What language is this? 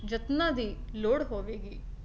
Punjabi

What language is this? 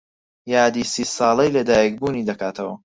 Central Kurdish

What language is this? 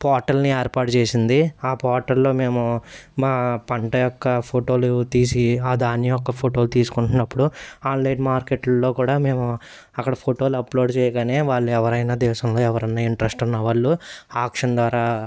Telugu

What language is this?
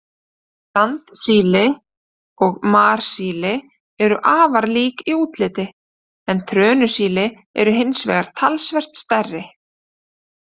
Icelandic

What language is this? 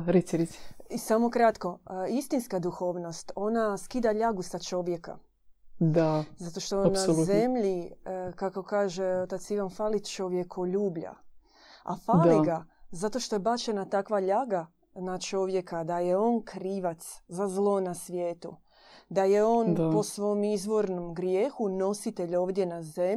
Croatian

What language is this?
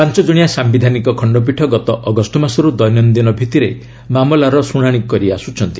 Odia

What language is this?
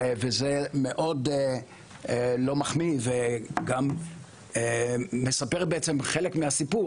Hebrew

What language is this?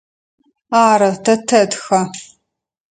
Adyghe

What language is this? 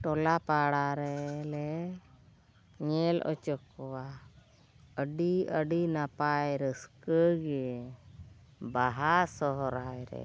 Santali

